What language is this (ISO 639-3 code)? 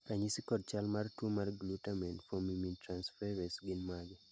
luo